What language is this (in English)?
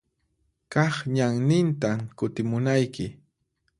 Puno Quechua